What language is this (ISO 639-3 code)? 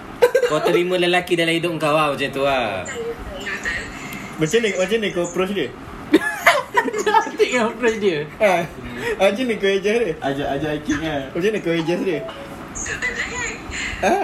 msa